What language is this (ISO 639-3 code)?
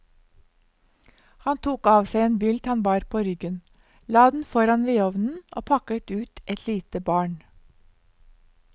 nor